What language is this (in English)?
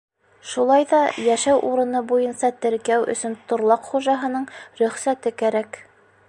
Bashkir